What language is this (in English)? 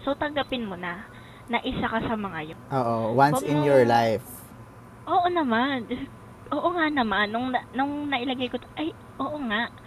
Filipino